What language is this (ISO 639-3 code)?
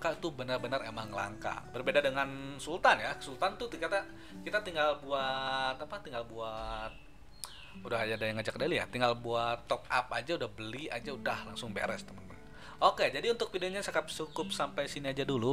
ind